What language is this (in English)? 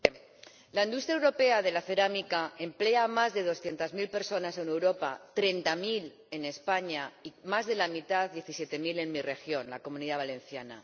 Spanish